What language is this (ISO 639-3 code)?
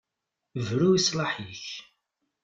kab